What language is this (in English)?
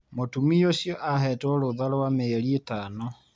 Kikuyu